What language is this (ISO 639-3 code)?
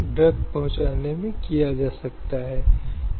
hin